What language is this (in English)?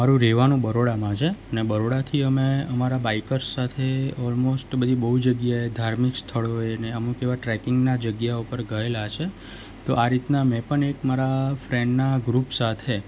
Gujarati